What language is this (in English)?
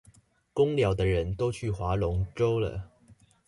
Chinese